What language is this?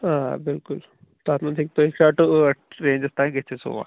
Kashmiri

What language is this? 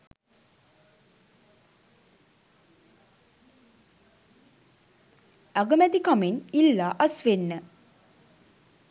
Sinhala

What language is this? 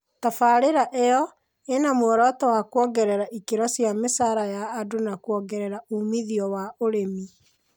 Kikuyu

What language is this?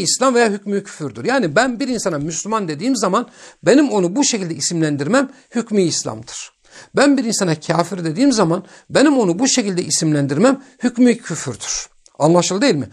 Turkish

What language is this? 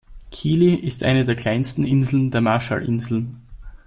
German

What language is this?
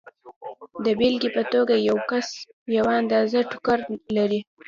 Pashto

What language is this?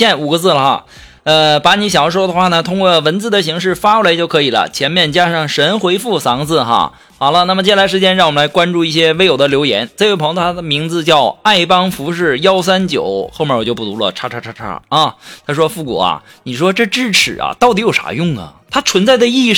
Chinese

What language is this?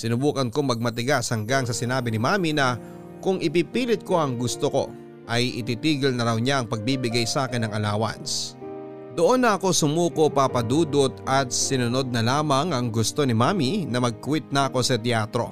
Filipino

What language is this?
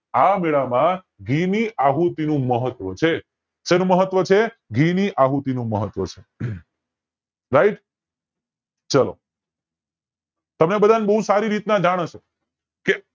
Gujarati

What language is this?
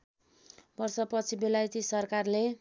Nepali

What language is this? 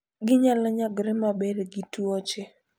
Luo (Kenya and Tanzania)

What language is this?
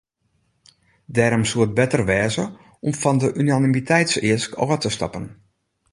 Western Frisian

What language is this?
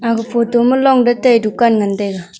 Wancho Naga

